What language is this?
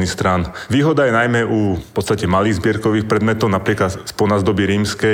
Slovak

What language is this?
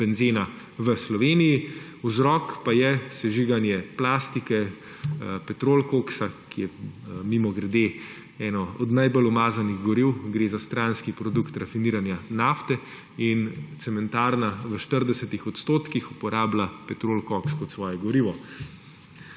Slovenian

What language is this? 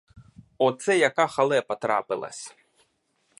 Ukrainian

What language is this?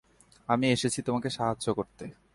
Bangla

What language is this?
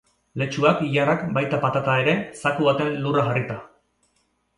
Basque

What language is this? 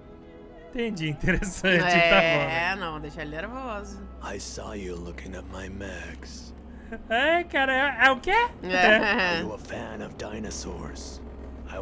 Portuguese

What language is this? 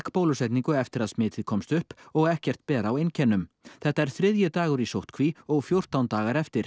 Icelandic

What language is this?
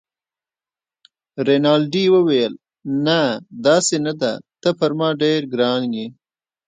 Pashto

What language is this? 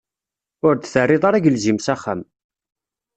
Kabyle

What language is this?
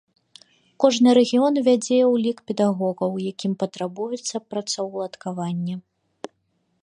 Belarusian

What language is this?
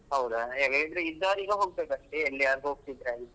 Kannada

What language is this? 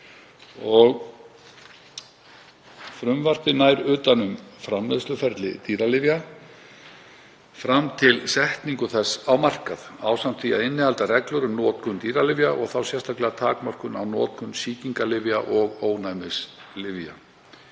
Icelandic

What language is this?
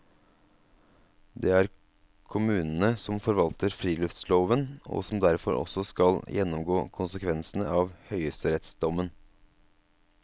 Norwegian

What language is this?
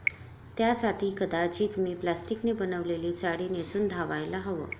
Marathi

